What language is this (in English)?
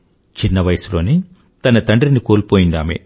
Telugu